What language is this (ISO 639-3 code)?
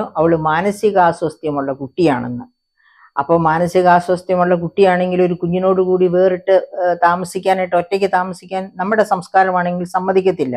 mal